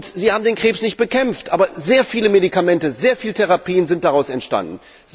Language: German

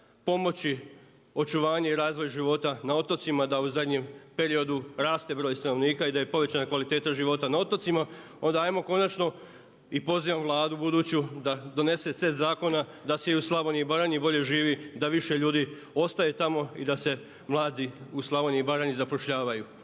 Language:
Croatian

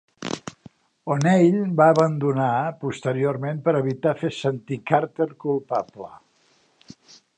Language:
Catalan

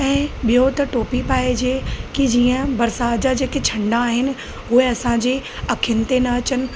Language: Sindhi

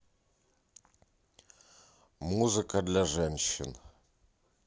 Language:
Russian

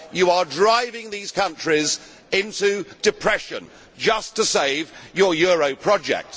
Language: English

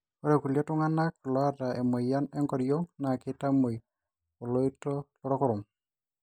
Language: Masai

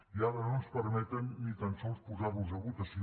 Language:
Catalan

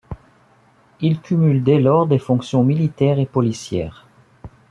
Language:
French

